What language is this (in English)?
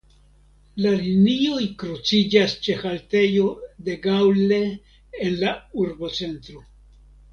Esperanto